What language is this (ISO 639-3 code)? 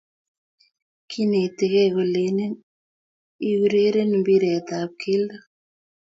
kln